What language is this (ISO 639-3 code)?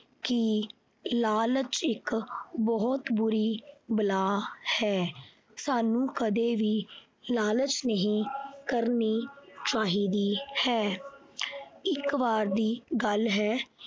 pan